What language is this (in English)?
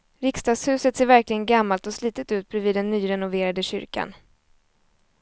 Swedish